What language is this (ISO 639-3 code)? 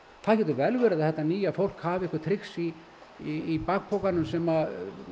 isl